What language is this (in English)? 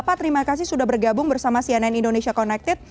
Indonesian